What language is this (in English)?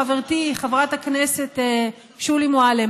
Hebrew